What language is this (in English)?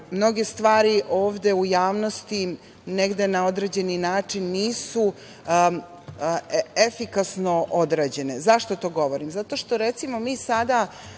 Serbian